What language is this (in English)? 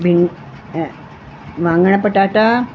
Sindhi